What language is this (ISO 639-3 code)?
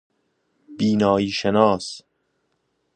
fas